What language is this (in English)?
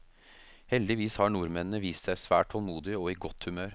Norwegian